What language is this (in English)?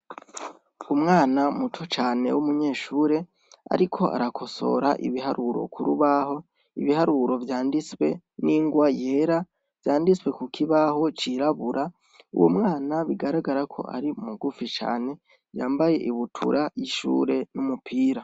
Rundi